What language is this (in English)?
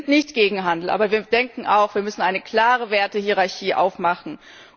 German